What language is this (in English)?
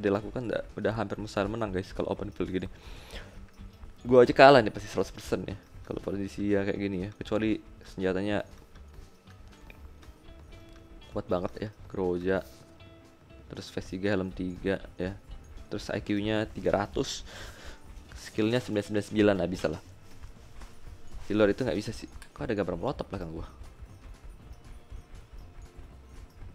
Indonesian